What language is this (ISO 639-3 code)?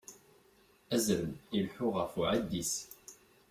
kab